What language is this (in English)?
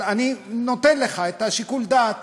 Hebrew